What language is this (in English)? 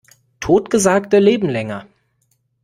German